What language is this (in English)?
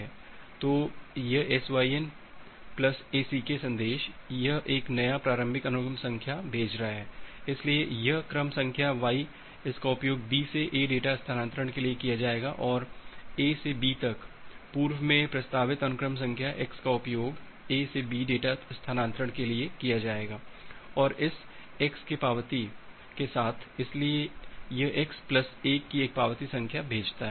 Hindi